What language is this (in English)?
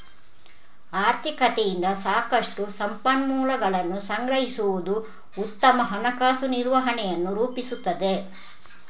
Kannada